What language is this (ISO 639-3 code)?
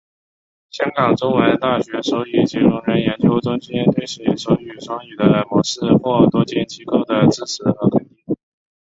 zho